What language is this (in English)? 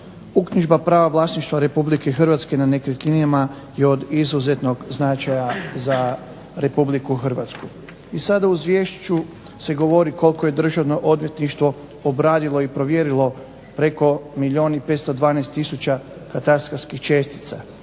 Croatian